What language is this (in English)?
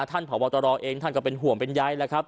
Thai